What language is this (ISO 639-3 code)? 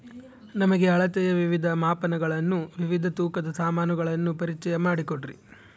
kan